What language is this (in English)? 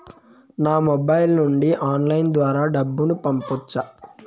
Telugu